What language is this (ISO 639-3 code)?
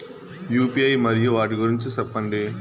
tel